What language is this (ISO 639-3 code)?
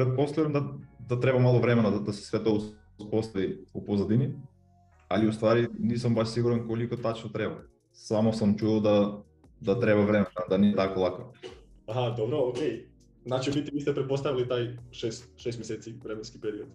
hrv